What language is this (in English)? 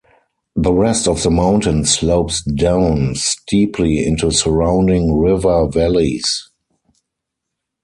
English